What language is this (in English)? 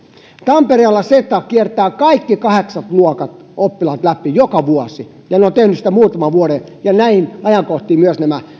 Finnish